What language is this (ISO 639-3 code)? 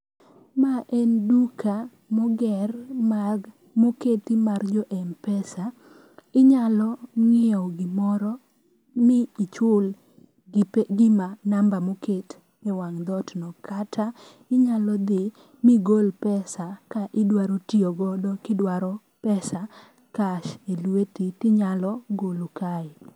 luo